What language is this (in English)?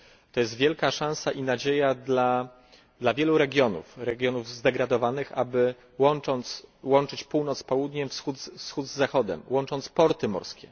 Polish